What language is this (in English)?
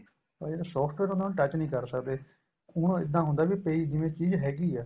Punjabi